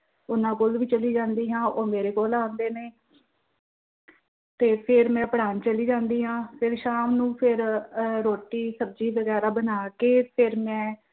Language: Punjabi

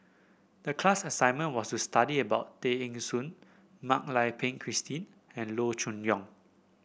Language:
English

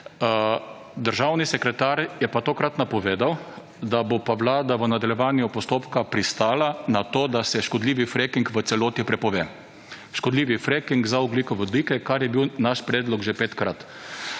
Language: Slovenian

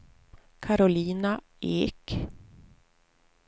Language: Swedish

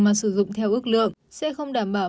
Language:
Vietnamese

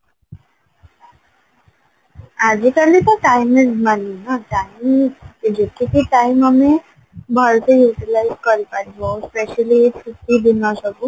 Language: Odia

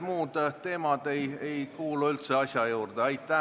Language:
Estonian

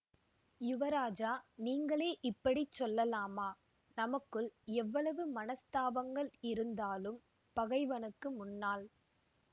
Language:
Tamil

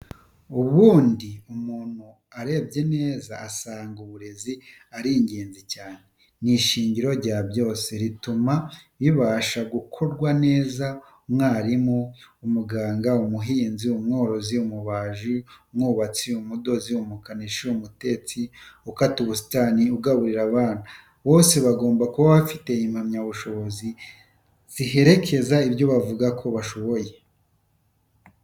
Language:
Kinyarwanda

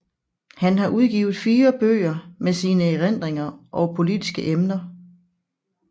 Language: Danish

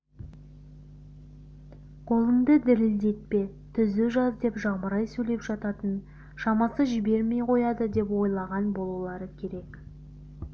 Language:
Kazakh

